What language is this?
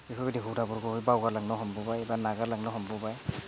Bodo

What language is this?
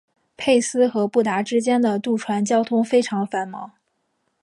Chinese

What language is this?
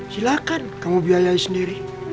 Indonesian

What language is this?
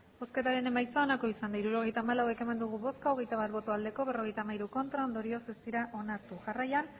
Basque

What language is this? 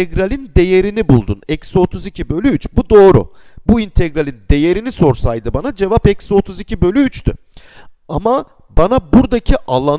Turkish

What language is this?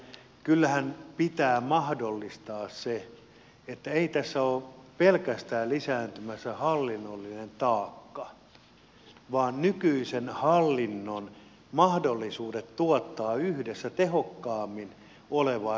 Finnish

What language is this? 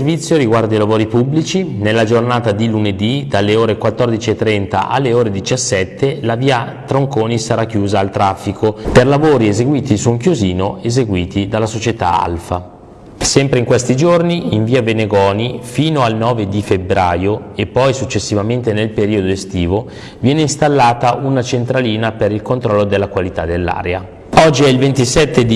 Italian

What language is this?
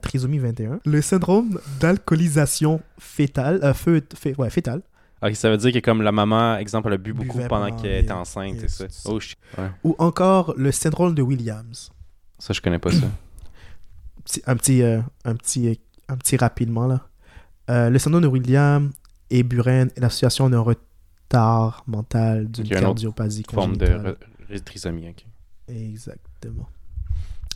French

